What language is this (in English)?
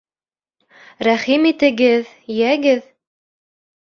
Bashkir